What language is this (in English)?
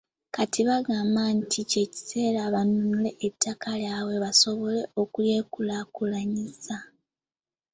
Ganda